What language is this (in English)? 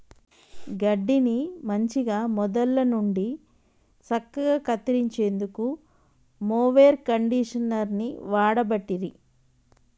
Telugu